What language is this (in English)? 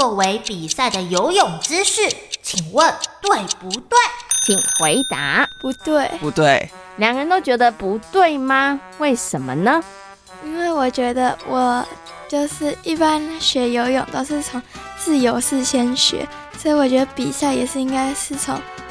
Chinese